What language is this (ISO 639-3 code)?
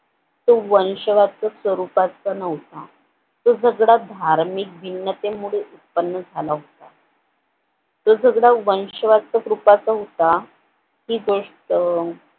mar